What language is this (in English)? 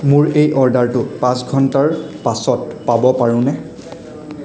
Assamese